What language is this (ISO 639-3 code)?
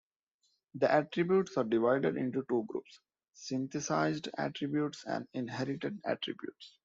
eng